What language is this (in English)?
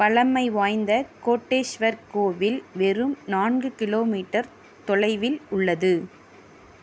Tamil